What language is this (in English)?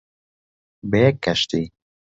Central Kurdish